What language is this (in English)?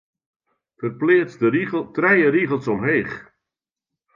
Western Frisian